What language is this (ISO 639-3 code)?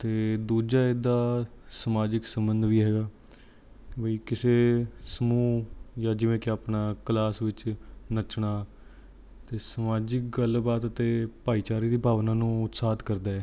pan